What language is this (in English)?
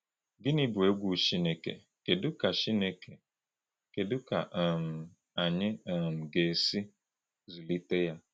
Igbo